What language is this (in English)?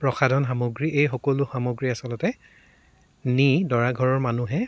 Assamese